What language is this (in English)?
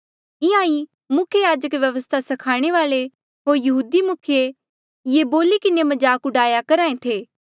Mandeali